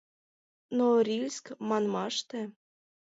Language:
Mari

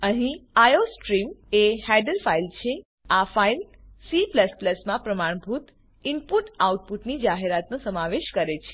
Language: Gujarati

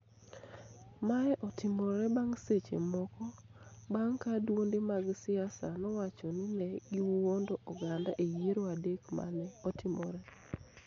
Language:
Luo (Kenya and Tanzania)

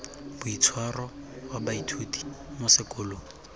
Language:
Tswana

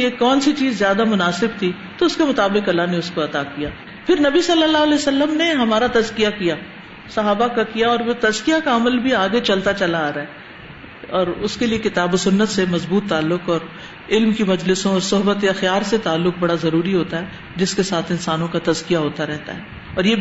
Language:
Urdu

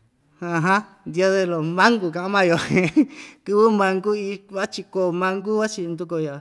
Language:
Ixtayutla Mixtec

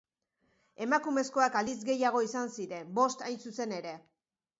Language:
Basque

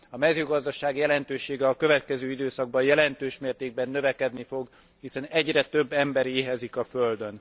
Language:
Hungarian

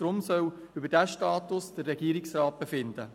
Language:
Swiss German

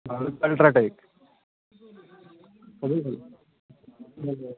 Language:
Bangla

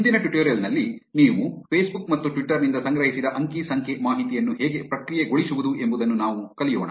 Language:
Kannada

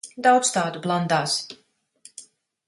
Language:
Latvian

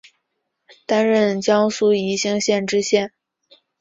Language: Chinese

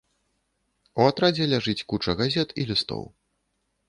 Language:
Belarusian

